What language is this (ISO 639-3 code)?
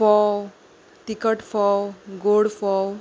kok